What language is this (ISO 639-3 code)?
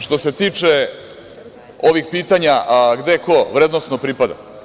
srp